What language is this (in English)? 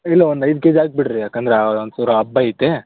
Kannada